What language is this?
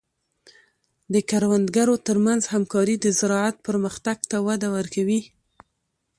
Pashto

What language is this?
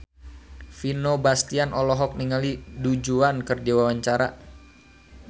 Sundanese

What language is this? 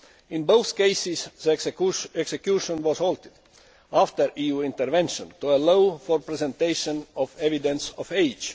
English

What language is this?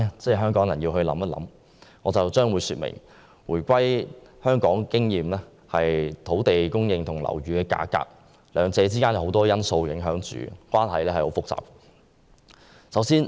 Cantonese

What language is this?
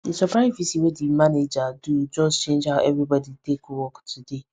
Nigerian Pidgin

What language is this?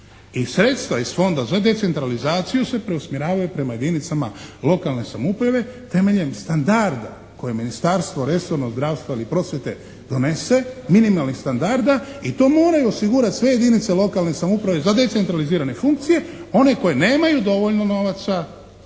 Croatian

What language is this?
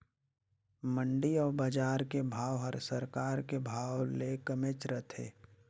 Chhattisgarhi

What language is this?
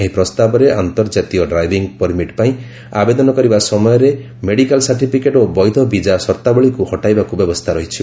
Odia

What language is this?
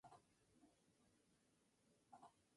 Spanish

